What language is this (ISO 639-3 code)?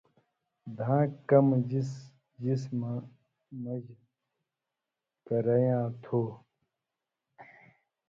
mvy